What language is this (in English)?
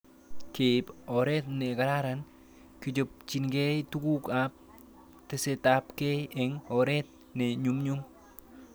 Kalenjin